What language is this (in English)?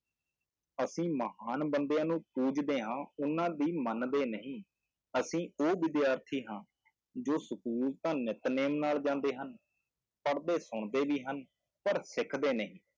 Punjabi